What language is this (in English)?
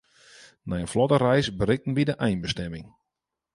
Western Frisian